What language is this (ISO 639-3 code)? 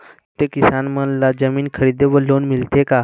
hne